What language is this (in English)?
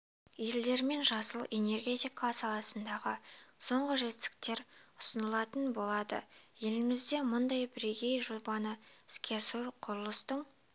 Kazakh